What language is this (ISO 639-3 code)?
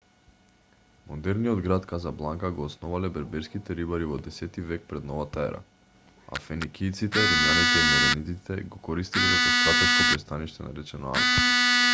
mkd